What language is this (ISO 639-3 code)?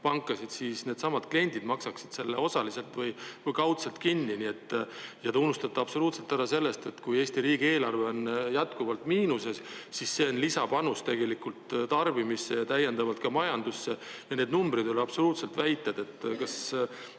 est